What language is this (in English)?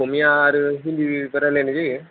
Bodo